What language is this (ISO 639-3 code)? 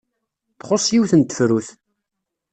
kab